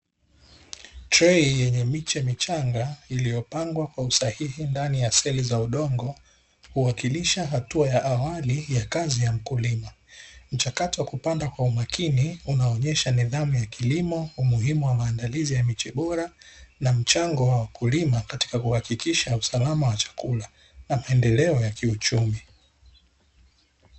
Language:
Swahili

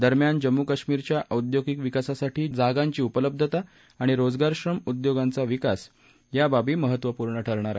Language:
Marathi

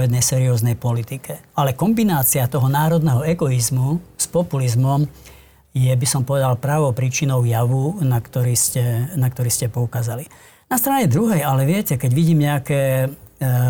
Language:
Slovak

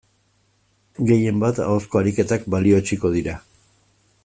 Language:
Basque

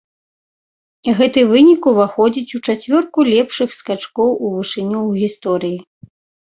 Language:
Belarusian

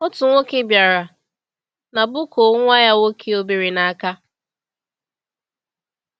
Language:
Igbo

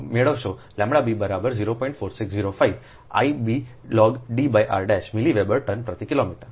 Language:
Gujarati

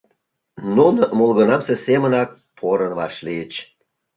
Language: Mari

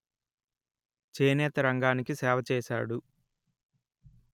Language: Telugu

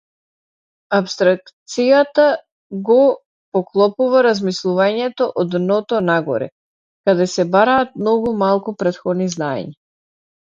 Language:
Macedonian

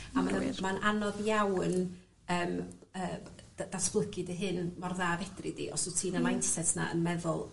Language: Welsh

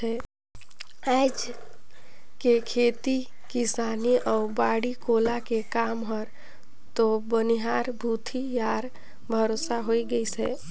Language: Chhattisgarhi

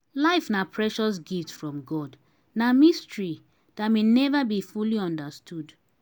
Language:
Nigerian Pidgin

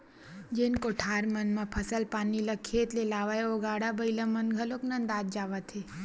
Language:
Chhattisgarhi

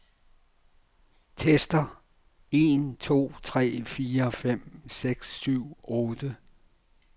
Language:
Danish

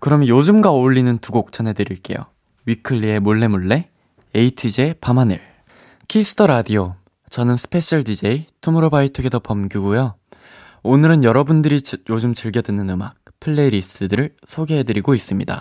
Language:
Korean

